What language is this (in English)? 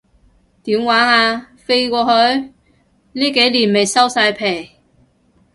Cantonese